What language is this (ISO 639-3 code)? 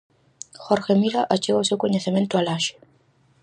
glg